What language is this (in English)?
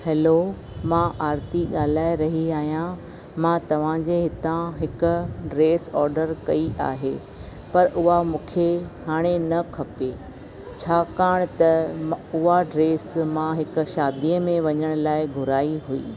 Sindhi